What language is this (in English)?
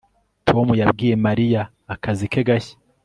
Kinyarwanda